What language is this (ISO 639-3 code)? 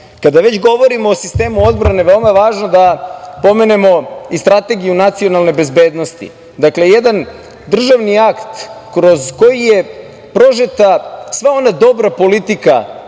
srp